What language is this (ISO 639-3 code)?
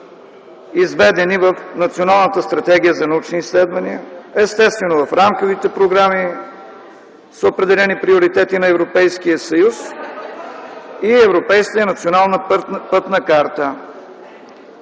bul